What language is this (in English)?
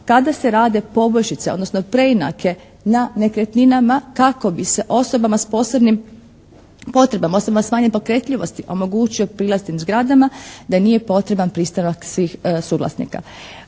Croatian